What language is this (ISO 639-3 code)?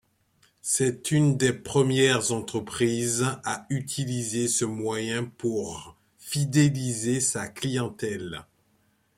fra